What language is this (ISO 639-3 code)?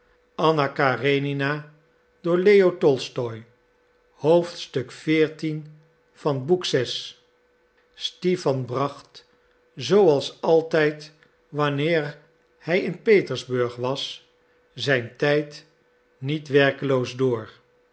nld